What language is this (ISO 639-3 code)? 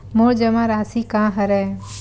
hne